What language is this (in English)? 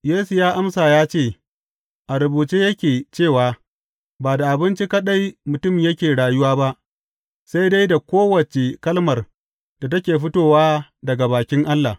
Hausa